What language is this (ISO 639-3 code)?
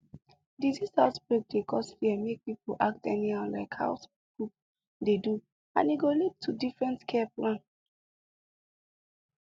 pcm